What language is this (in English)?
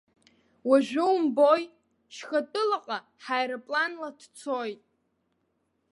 Abkhazian